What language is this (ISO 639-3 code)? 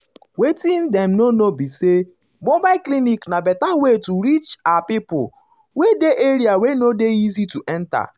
pcm